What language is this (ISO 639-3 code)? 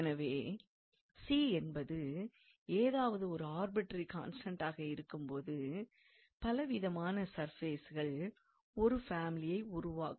tam